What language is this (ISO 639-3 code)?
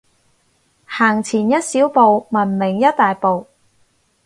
yue